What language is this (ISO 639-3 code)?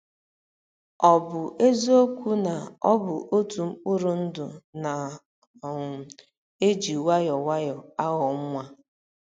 ibo